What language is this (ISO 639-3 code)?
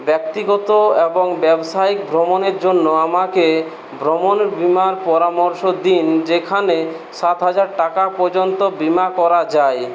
ben